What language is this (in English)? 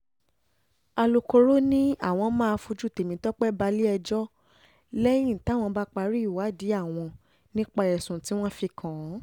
Yoruba